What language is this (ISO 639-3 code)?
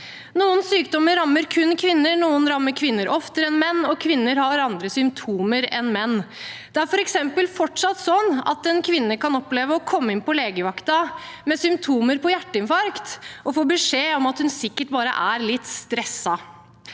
nor